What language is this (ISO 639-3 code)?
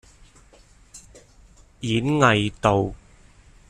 yue